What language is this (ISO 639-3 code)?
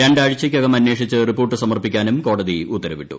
mal